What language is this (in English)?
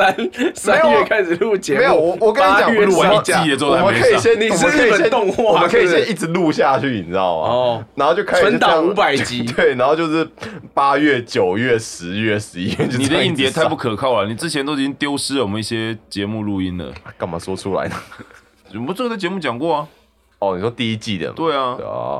Chinese